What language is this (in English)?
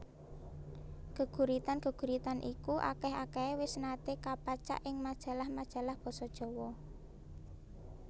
Javanese